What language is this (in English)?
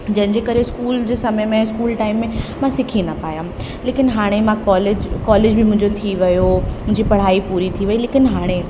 Sindhi